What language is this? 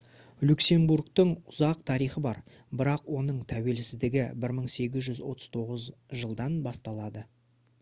Kazakh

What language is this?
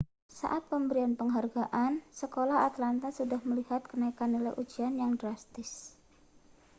Indonesian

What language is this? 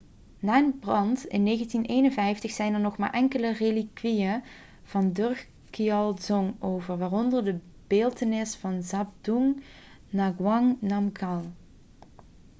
Dutch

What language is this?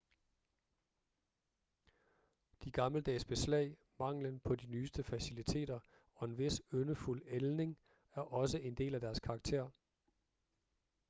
Danish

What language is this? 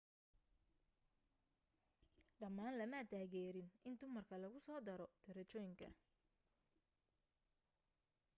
Somali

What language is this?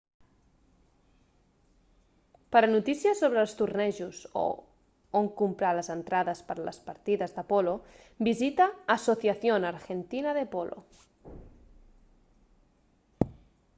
Catalan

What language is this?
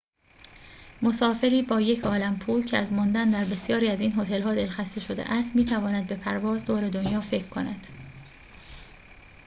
Persian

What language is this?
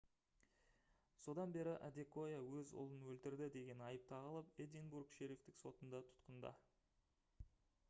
Kazakh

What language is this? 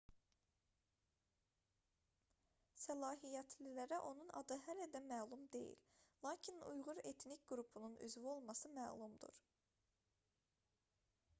Azerbaijani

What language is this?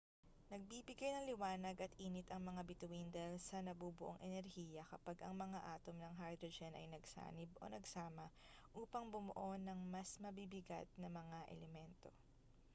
Filipino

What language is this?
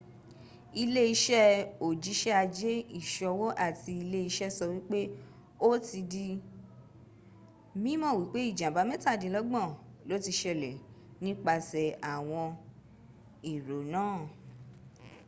Yoruba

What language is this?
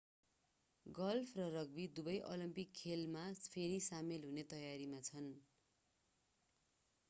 Nepali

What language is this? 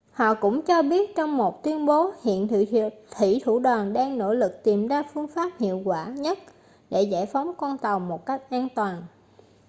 Vietnamese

